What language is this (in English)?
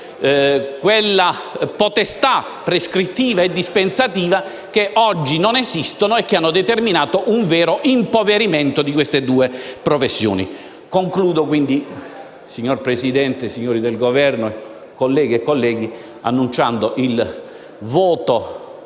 Italian